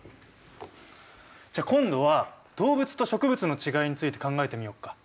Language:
Japanese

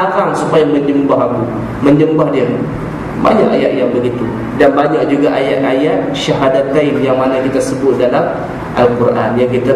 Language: Malay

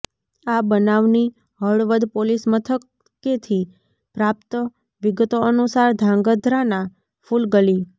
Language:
Gujarati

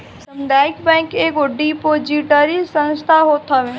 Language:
Bhojpuri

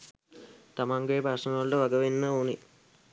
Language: Sinhala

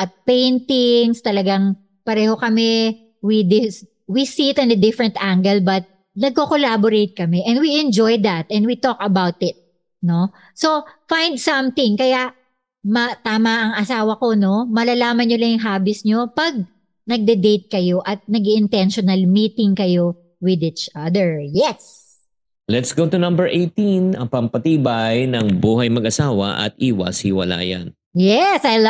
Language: Filipino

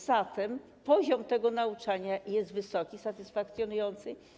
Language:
Polish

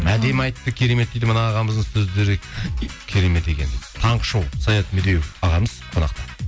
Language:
Kazakh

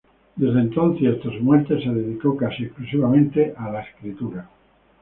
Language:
Spanish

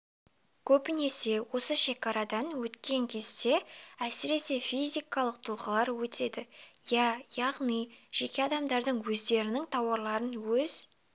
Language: Kazakh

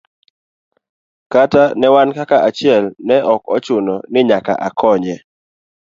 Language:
Luo (Kenya and Tanzania)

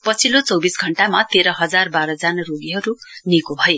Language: Nepali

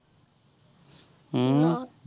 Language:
Punjabi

